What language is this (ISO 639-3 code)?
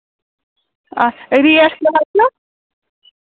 kas